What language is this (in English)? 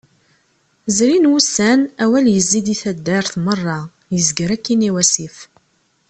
Kabyle